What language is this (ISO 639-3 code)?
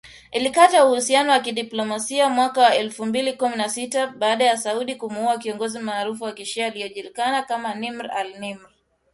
swa